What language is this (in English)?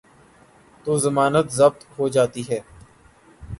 Urdu